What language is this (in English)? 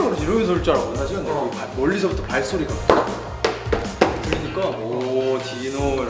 Korean